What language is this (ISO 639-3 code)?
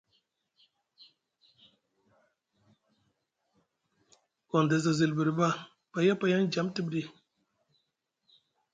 mug